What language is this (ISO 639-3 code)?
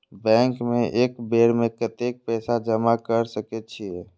mai